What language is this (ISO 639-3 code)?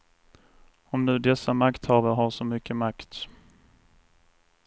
swe